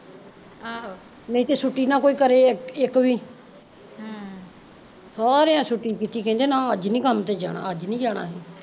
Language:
Punjabi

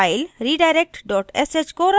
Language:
Hindi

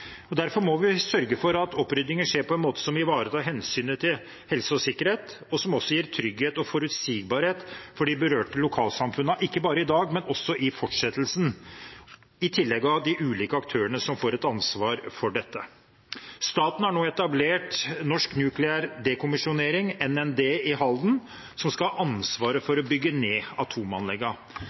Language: Norwegian Bokmål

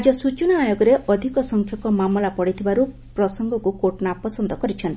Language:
Odia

